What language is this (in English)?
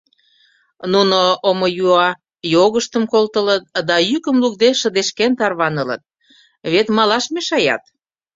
Mari